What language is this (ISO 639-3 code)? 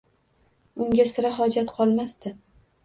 uzb